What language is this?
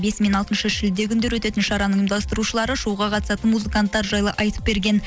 Kazakh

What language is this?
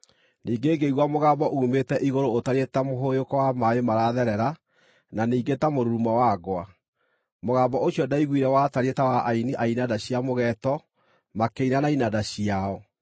Kikuyu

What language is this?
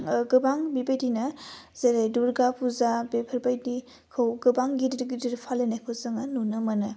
Bodo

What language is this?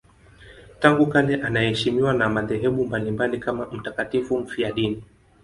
Swahili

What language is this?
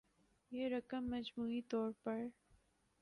Urdu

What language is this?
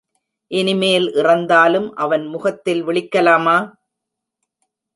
Tamil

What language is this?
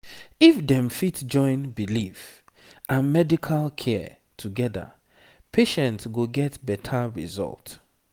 Nigerian Pidgin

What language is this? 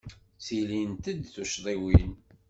Kabyle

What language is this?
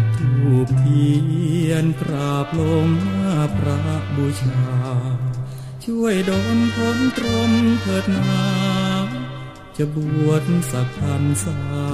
Thai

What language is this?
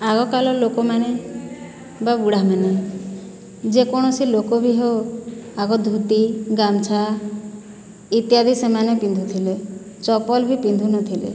Odia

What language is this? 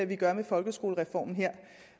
Danish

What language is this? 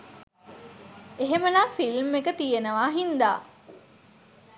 Sinhala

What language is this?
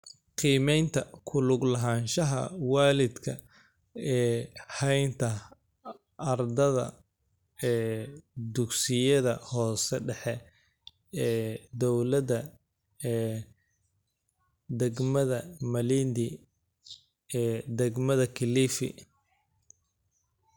Somali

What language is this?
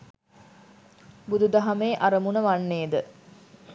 Sinhala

